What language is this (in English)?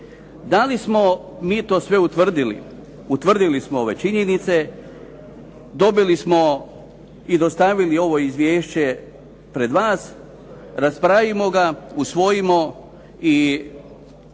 Croatian